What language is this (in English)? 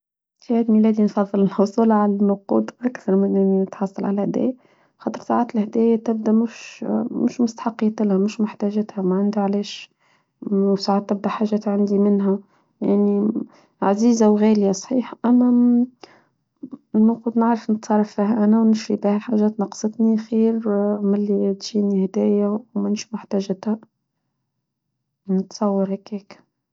Tunisian Arabic